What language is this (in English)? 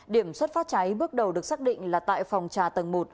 Vietnamese